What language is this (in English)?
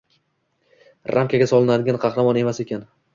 Uzbek